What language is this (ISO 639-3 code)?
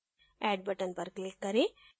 hin